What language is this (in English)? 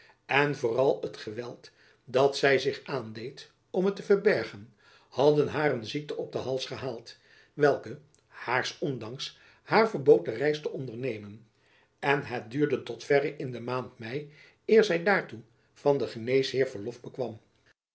Dutch